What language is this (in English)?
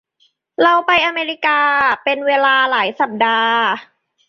Thai